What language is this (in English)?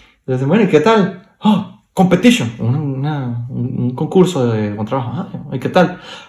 Spanish